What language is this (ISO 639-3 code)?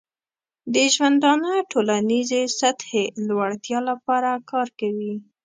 pus